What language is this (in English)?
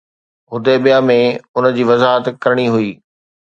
Sindhi